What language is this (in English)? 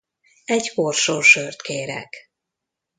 Hungarian